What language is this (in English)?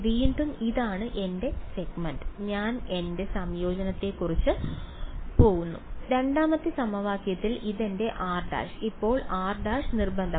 Malayalam